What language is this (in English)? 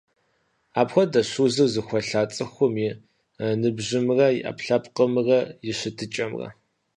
Kabardian